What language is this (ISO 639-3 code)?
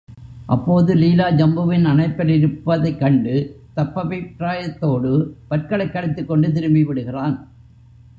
tam